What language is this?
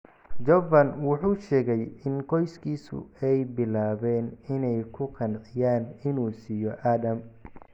Somali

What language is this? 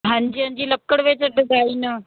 Punjabi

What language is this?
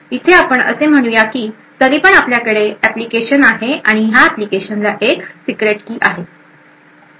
Marathi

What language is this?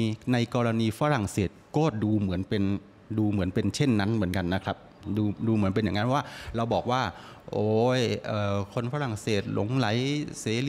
Thai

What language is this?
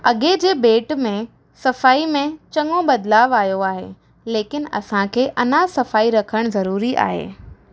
Sindhi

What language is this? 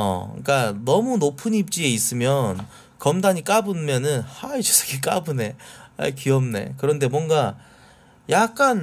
Korean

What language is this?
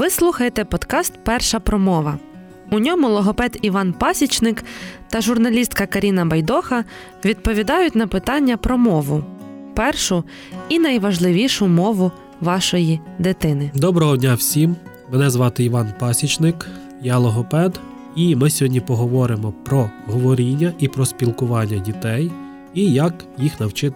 Ukrainian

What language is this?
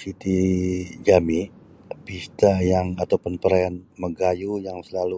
Sabah Bisaya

